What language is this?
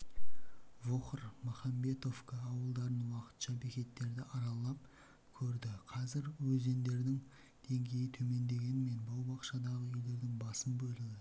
Kazakh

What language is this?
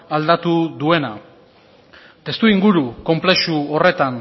Basque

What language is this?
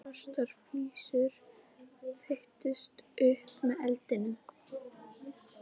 Icelandic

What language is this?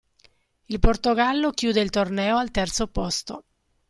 Italian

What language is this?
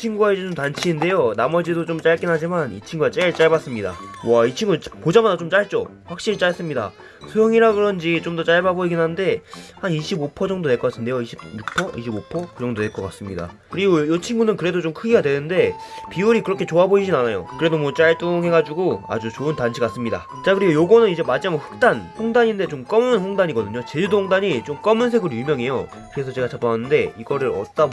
Korean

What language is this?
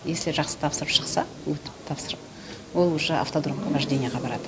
Kazakh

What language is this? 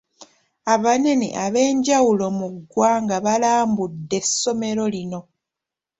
Ganda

